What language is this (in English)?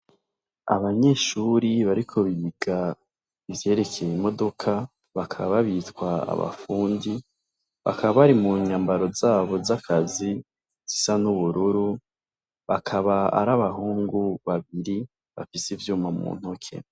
Rundi